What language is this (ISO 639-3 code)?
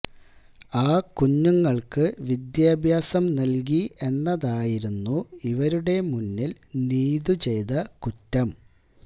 mal